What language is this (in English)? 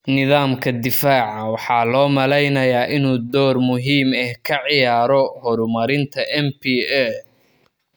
Somali